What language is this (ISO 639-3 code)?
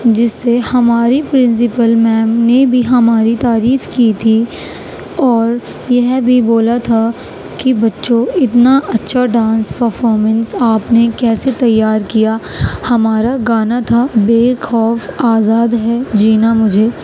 urd